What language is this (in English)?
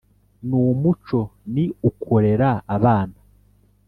Kinyarwanda